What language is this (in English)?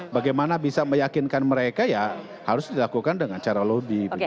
Indonesian